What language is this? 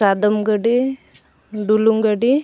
Santali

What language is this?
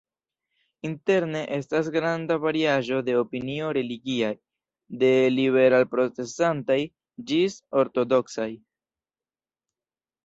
Esperanto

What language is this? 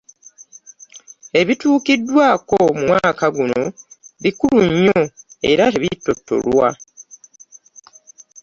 Ganda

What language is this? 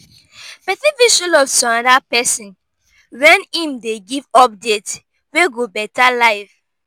Nigerian Pidgin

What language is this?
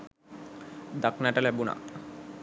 Sinhala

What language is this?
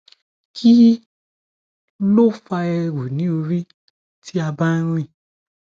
Yoruba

